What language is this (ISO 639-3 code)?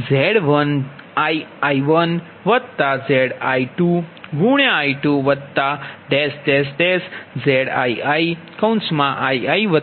guj